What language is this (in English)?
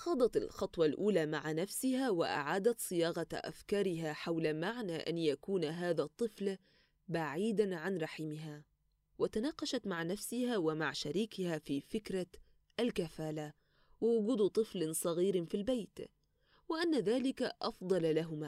Arabic